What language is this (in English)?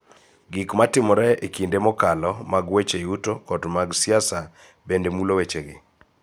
Luo (Kenya and Tanzania)